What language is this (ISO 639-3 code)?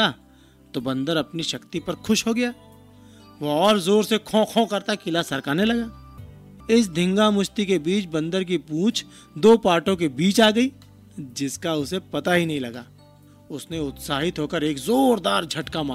hin